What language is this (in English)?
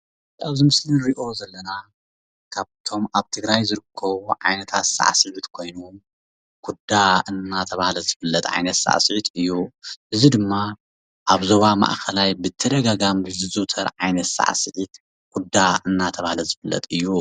Tigrinya